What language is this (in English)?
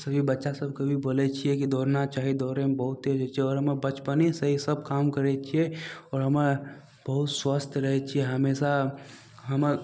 Maithili